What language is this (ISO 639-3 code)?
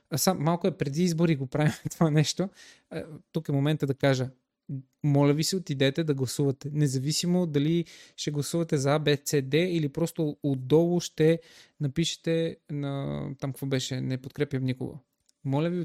bul